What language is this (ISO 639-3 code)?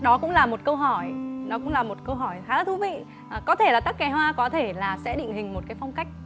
vie